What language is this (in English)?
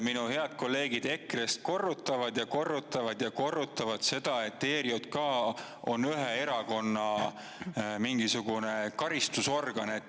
Estonian